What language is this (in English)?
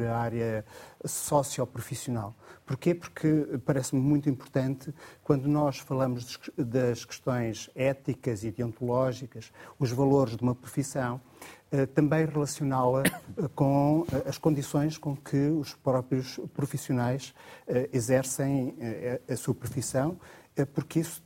Portuguese